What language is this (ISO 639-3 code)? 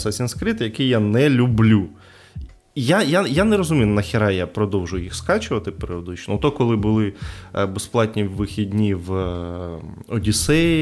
ukr